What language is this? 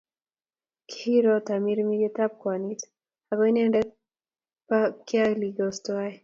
Kalenjin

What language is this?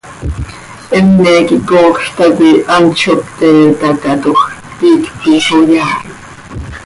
Seri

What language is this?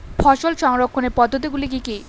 Bangla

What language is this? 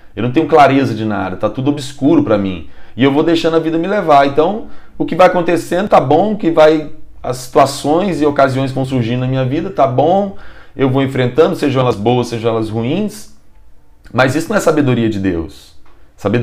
Portuguese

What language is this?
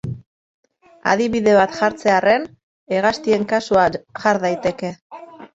Basque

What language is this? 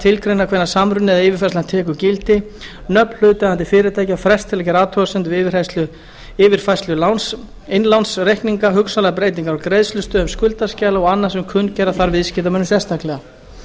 Icelandic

